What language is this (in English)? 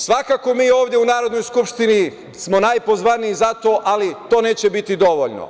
Serbian